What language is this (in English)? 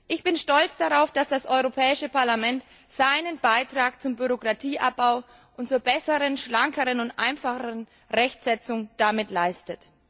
German